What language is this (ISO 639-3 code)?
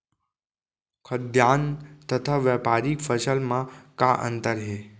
hne